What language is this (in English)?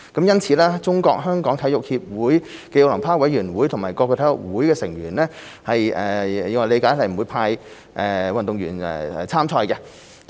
Cantonese